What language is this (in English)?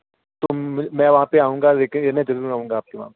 Hindi